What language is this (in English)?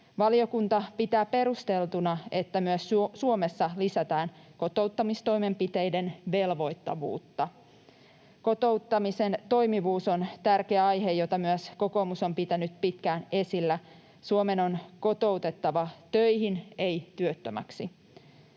Finnish